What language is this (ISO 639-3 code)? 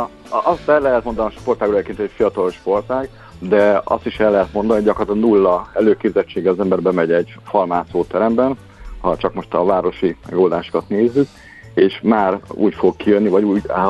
hun